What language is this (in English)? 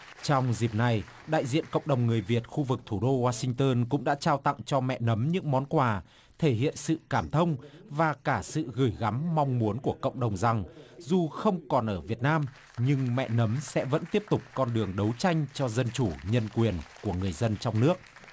Vietnamese